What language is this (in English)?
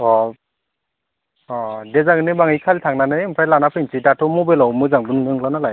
Bodo